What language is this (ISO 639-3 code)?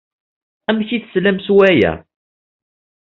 kab